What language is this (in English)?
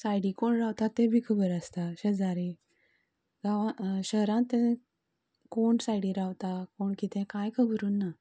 Konkani